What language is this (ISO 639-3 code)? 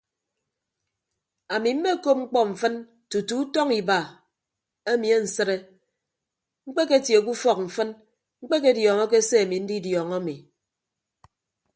ibb